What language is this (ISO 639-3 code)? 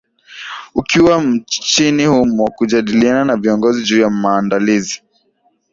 swa